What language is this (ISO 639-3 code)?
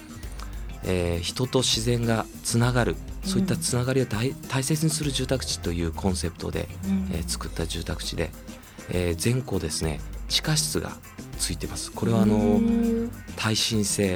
jpn